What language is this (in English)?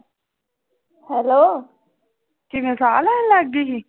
Punjabi